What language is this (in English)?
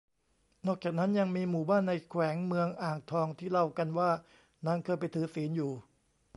Thai